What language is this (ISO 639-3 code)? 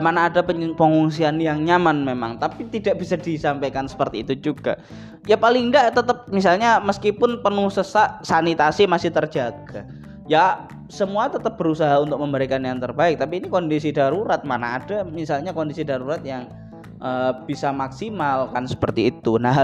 ind